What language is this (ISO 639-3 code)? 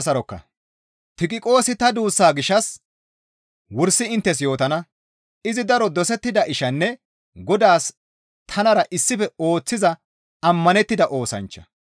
gmv